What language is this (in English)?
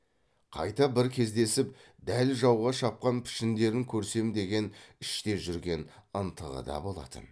Kazakh